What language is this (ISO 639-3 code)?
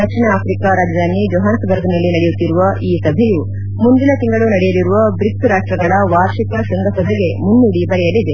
kan